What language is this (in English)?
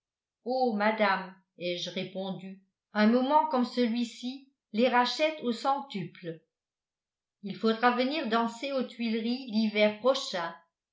French